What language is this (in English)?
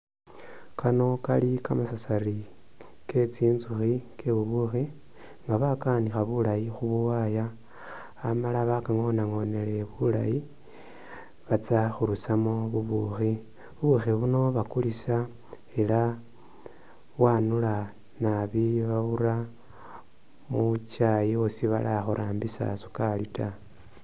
Masaaba